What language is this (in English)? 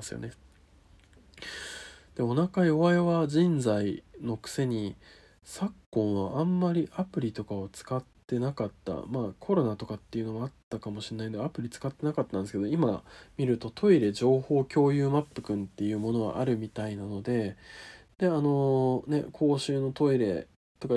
Japanese